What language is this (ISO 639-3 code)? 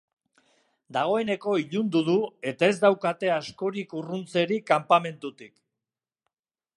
eus